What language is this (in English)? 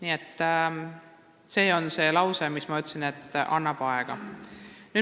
Estonian